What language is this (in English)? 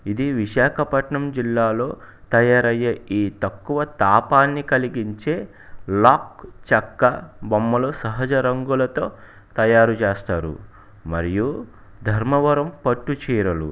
Telugu